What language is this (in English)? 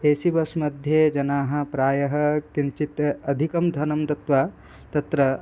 Sanskrit